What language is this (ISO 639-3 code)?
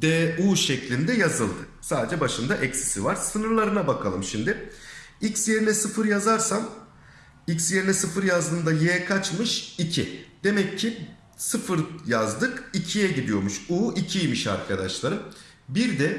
tur